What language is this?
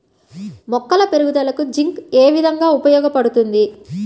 Telugu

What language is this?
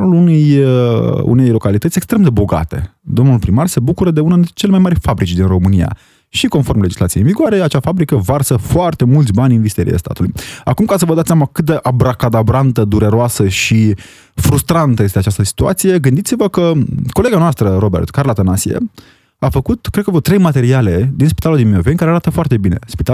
Romanian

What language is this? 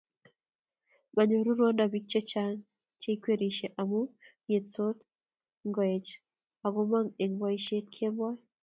Kalenjin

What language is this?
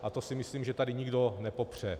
Czech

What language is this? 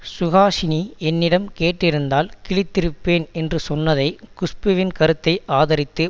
Tamil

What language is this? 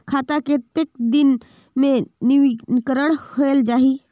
Chhattisgarhi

